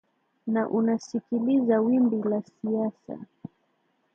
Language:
Swahili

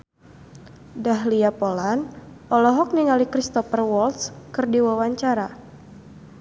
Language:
Sundanese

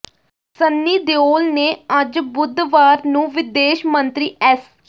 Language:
Punjabi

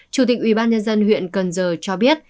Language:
Vietnamese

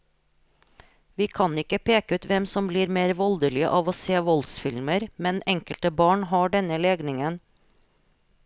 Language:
Norwegian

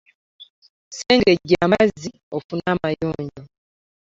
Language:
Ganda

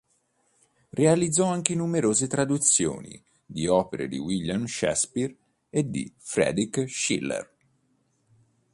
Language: Italian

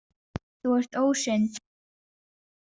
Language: Icelandic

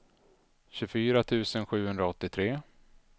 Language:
Swedish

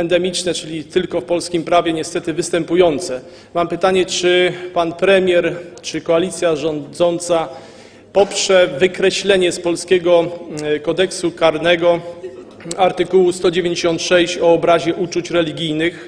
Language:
Polish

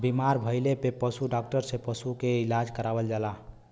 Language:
Bhojpuri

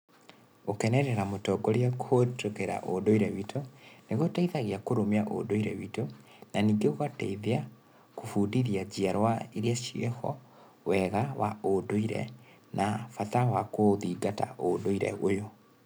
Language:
Kikuyu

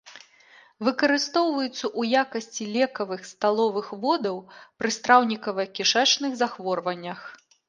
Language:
Belarusian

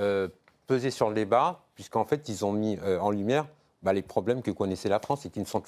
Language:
French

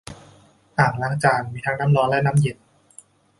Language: Thai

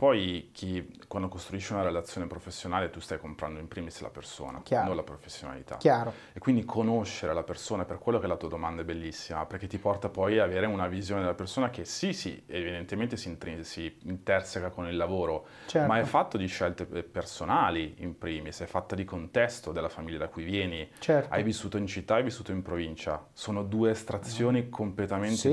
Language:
Italian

